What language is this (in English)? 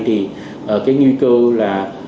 Vietnamese